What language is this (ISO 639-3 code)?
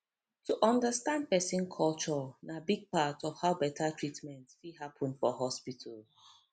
pcm